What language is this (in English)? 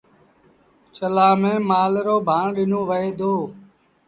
Sindhi Bhil